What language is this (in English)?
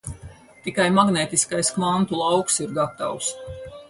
Latvian